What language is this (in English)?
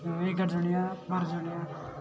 Odia